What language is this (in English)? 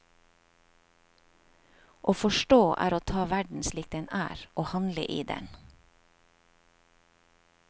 Norwegian